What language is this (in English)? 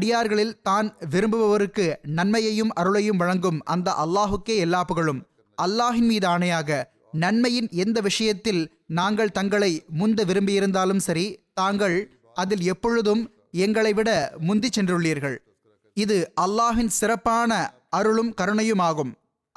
Tamil